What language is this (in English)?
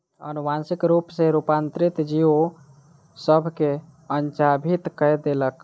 Maithili